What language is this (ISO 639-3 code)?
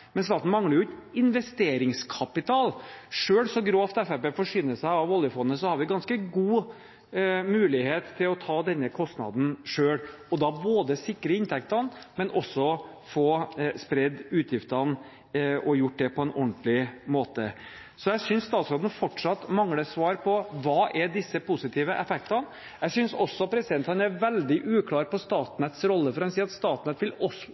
nob